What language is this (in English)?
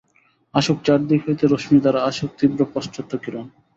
Bangla